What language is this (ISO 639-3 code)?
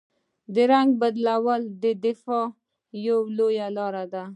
pus